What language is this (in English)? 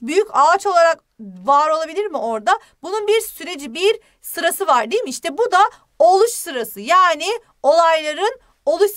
Turkish